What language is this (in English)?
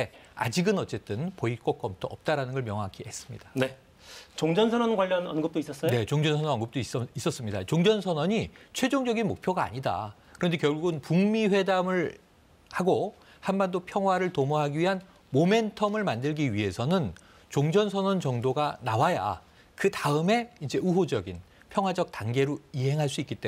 Korean